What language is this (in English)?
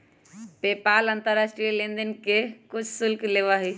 Magahi